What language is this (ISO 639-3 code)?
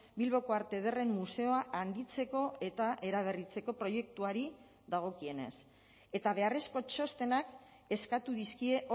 eus